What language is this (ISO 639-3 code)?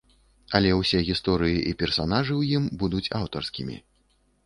bel